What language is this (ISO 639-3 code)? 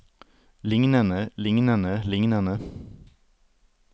nor